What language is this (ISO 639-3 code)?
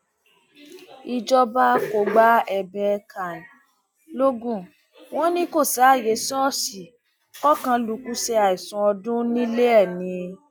yor